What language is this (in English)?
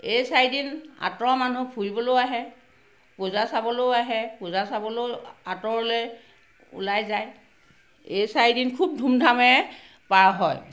Assamese